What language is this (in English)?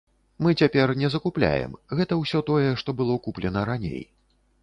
Belarusian